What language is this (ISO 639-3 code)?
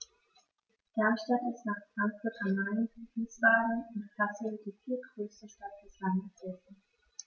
deu